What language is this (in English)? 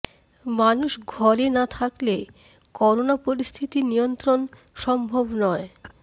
Bangla